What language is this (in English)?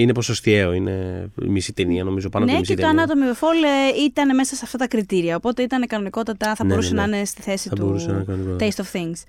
Greek